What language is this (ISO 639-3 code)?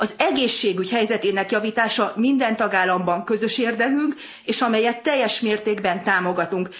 hun